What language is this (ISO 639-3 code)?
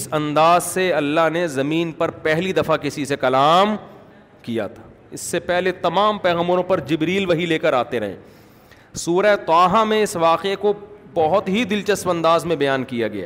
urd